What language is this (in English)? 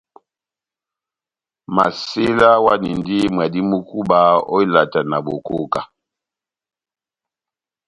Batanga